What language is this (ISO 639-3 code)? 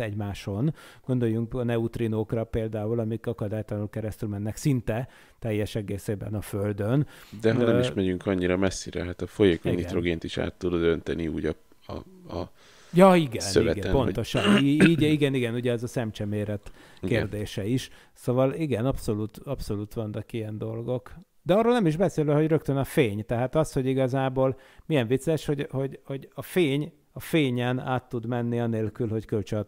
hun